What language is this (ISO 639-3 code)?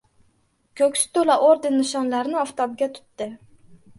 uzb